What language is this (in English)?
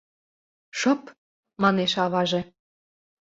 Mari